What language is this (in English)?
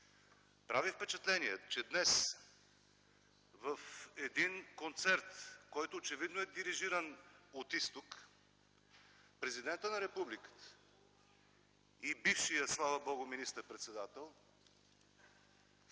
Bulgarian